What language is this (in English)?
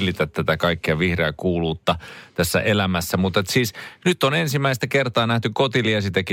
Finnish